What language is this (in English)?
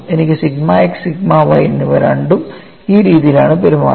Malayalam